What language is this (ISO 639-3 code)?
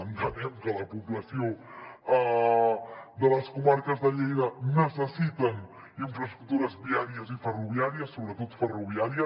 cat